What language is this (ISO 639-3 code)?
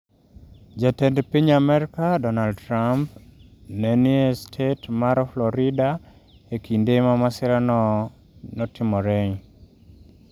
luo